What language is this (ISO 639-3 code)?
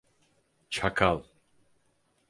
tur